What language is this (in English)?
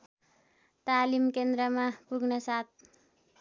Nepali